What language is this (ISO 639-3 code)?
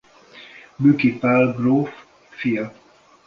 hun